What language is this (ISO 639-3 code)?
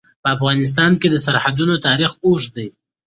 pus